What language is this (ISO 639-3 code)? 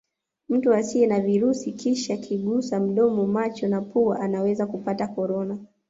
swa